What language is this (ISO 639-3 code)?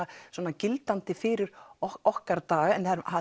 isl